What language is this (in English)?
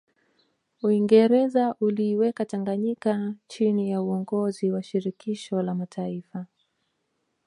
Swahili